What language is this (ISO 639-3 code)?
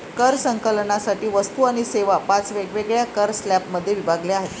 mar